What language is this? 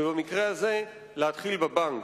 Hebrew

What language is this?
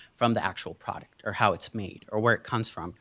English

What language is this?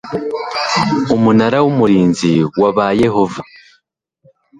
Kinyarwanda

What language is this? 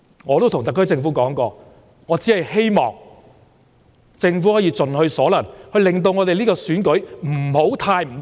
Cantonese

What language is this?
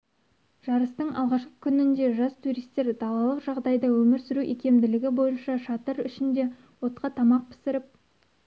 Kazakh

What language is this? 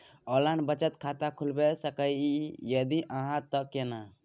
Maithili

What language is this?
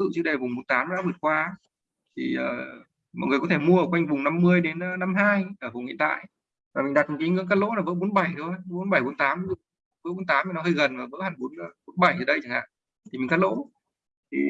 Vietnamese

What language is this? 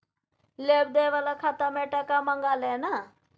Maithili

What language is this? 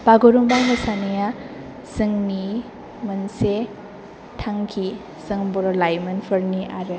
Bodo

